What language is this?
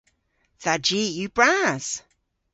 Cornish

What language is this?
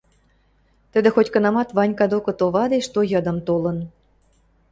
Western Mari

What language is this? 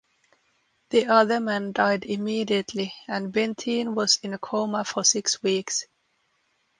English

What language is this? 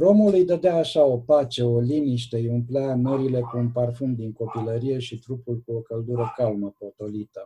Romanian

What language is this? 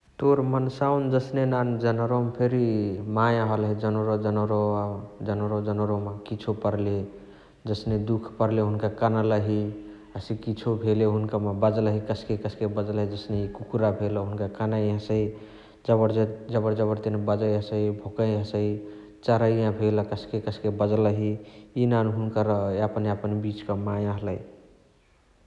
Chitwania Tharu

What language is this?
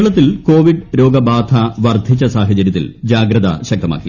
Malayalam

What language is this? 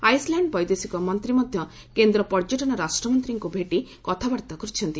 Odia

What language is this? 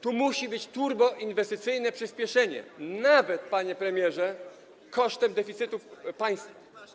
Polish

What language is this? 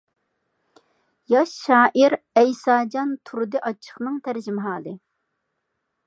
Uyghur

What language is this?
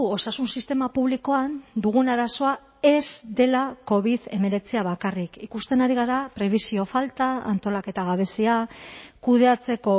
Basque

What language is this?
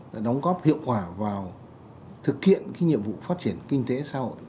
Vietnamese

